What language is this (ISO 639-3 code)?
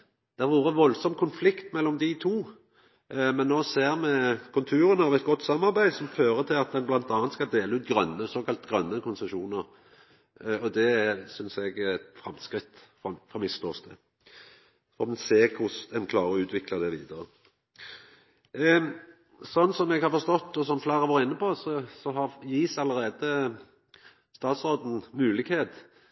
nno